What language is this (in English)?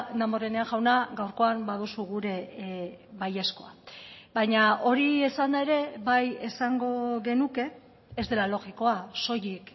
Basque